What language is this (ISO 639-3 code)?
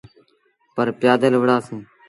sbn